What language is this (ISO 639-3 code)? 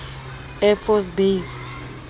sot